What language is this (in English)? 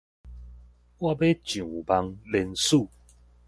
Min Nan Chinese